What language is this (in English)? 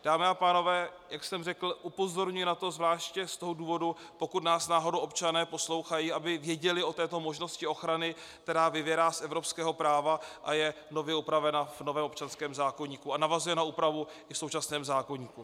Czech